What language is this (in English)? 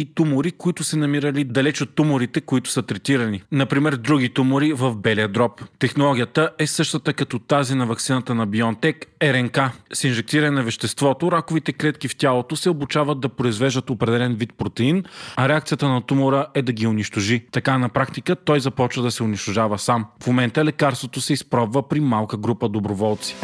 Bulgarian